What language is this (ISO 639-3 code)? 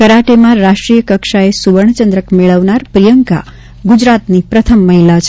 guj